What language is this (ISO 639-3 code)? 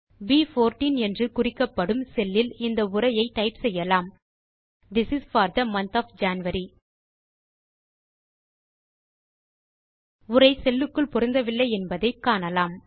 tam